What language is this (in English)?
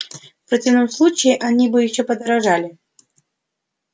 Russian